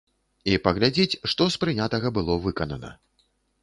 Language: Belarusian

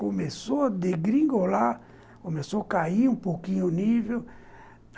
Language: Portuguese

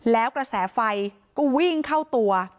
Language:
Thai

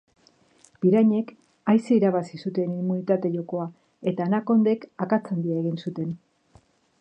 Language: Basque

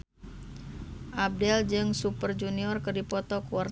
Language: Sundanese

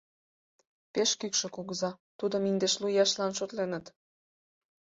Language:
Mari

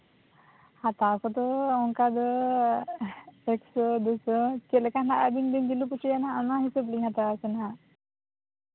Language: Santali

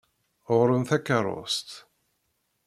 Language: Kabyle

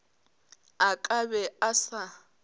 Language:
Northern Sotho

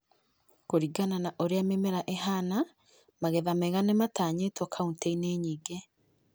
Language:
Kikuyu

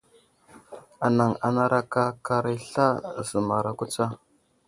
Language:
Wuzlam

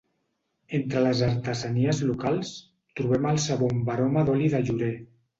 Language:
Catalan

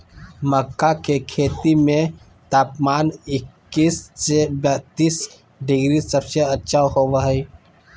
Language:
Magahi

